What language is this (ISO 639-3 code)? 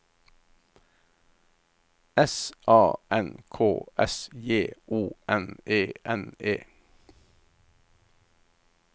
nor